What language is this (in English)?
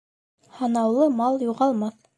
Bashkir